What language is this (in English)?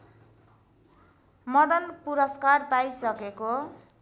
Nepali